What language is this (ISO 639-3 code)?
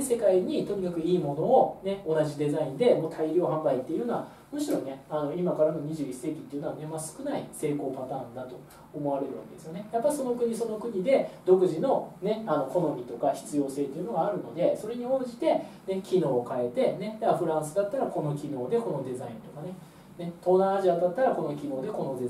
jpn